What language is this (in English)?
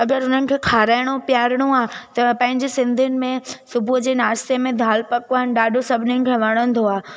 Sindhi